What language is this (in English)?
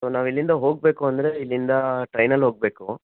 Kannada